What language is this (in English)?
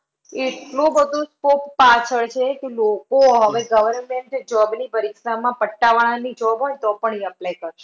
Gujarati